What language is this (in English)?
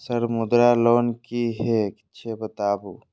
Maithili